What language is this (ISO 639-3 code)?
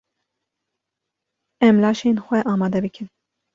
kur